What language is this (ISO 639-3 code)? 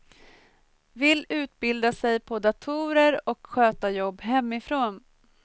swe